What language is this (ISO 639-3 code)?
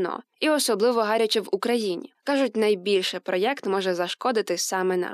ukr